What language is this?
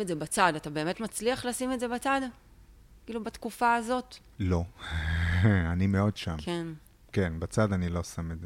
Hebrew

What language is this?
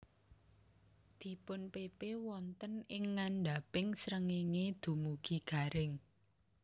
Javanese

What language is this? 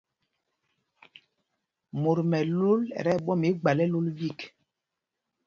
Mpumpong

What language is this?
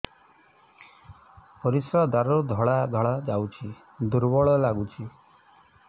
Odia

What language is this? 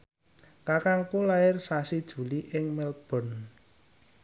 Javanese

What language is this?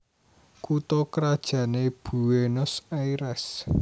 Javanese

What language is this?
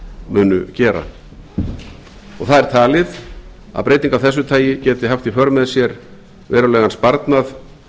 Icelandic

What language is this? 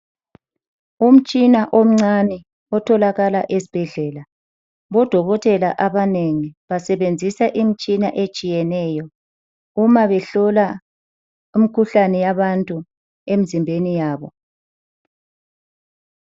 North Ndebele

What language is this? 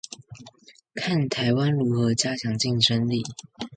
Chinese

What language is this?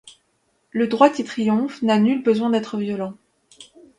French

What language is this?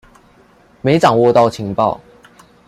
Chinese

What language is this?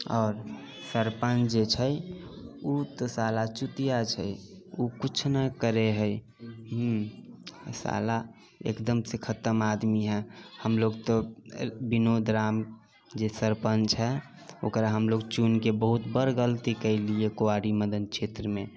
Maithili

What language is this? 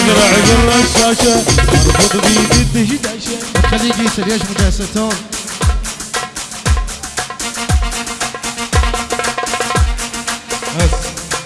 Arabic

